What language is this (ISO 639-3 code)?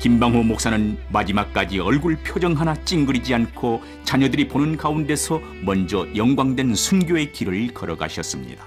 kor